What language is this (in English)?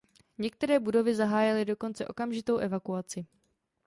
Czech